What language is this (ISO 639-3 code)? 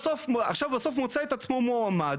heb